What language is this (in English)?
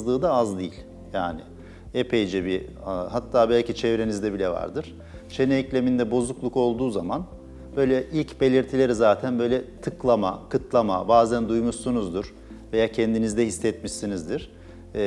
Turkish